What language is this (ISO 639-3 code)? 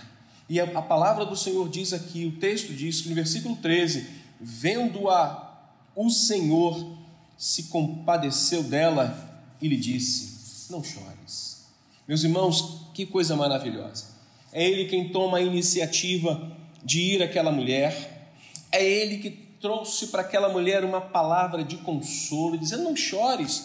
por